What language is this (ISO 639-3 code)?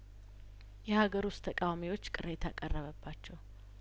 amh